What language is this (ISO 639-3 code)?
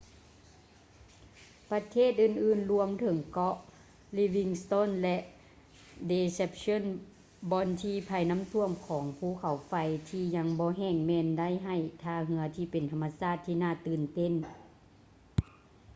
lao